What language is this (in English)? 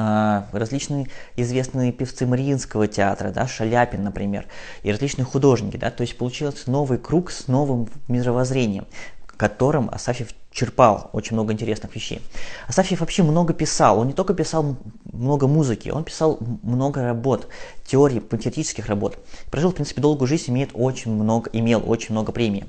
Russian